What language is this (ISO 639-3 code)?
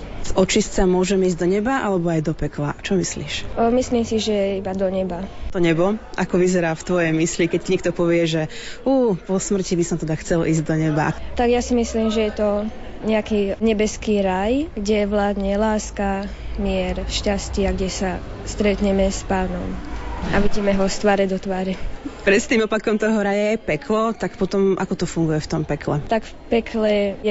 slk